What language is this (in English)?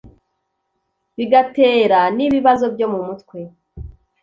Kinyarwanda